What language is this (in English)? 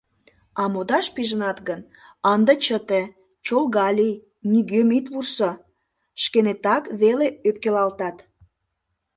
Mari